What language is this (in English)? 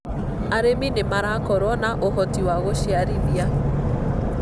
Kikuyu